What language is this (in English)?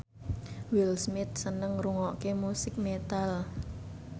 Javanese